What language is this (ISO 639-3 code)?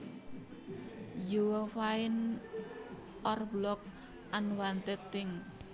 jav